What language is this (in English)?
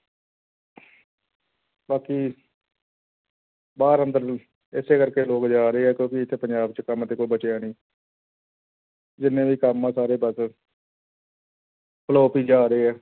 Punjabi